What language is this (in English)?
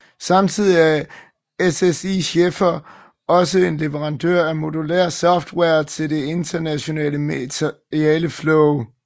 Danish